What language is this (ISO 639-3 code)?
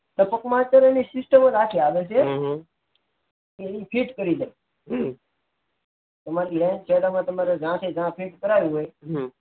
guj